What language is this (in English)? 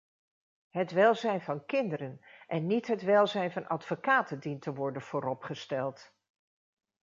Dutch